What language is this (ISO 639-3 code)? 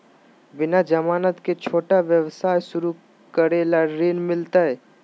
mag